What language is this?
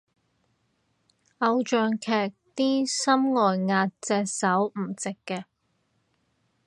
Cantonese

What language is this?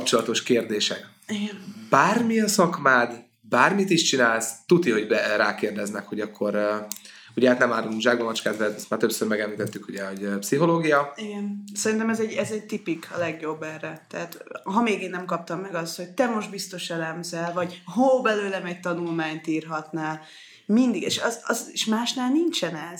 Hungarian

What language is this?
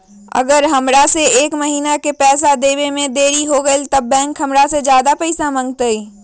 Magahi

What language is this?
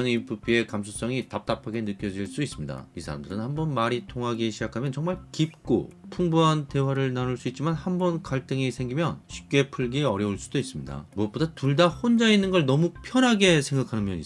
Korean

